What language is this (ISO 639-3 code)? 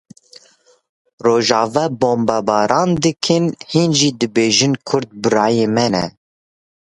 kur